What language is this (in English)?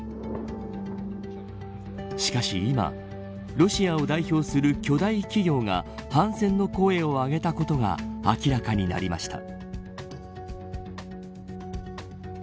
Japanese